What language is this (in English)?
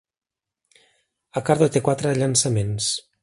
Catalan